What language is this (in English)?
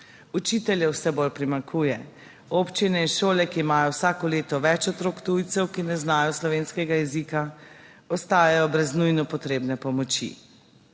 Slovenian